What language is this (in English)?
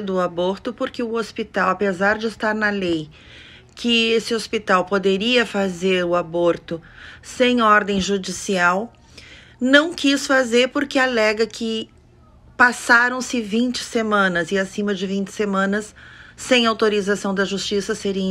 Portuguese